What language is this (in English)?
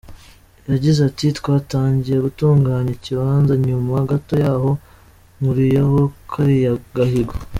Kinyarwanda